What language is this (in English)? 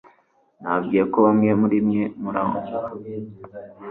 Kinyarwanda